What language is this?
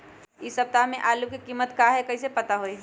Magahi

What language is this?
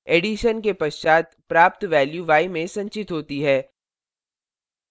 Hindi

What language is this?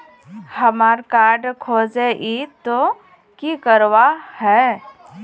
Magahi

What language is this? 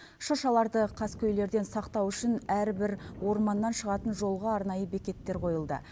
Kazakh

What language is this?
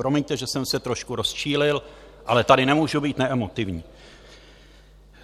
Czech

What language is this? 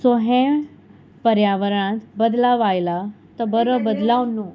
Konkani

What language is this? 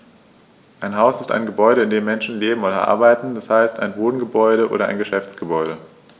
German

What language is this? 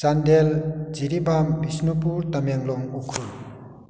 Manipuri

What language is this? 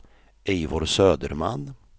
Swedish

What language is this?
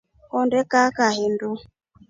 Rombo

